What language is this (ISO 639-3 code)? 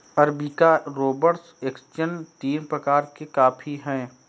hin